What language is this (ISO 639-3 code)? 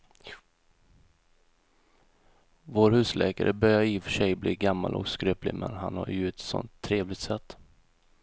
swe